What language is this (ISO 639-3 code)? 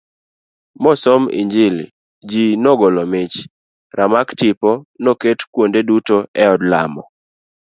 luo